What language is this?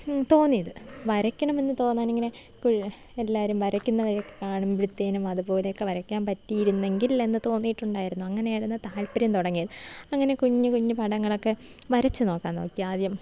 Malayalam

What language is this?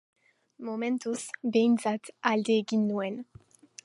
Basque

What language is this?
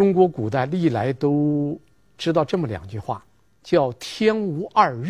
Chinese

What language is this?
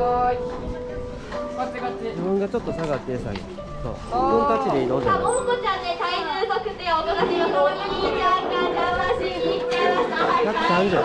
Japanese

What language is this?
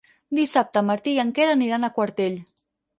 Catalan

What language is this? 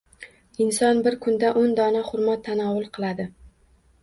Uzbek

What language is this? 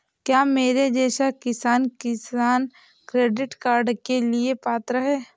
Hindi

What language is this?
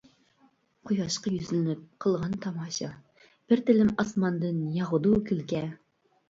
Uyghur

